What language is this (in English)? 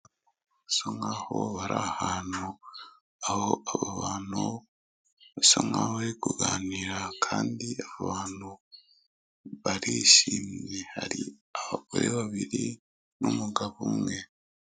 Kinyarwanda